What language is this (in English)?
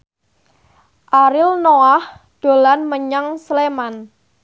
Javanese